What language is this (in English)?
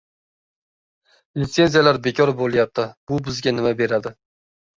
Uzbek